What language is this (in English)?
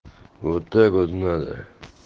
Russian